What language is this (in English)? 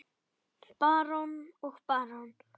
Icelandic